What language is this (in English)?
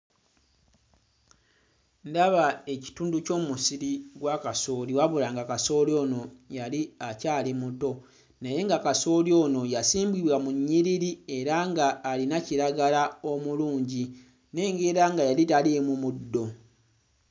Ganda